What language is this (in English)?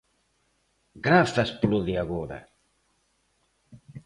Galician